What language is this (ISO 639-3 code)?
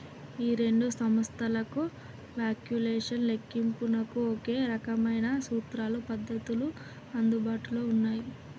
tel